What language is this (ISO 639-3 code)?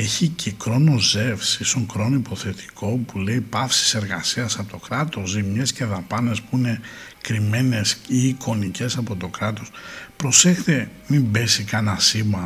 ell